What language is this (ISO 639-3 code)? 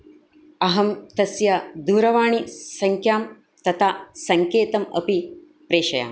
san